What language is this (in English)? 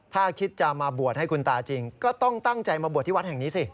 Thai